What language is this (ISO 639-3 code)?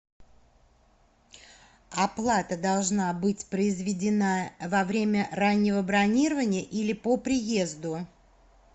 rus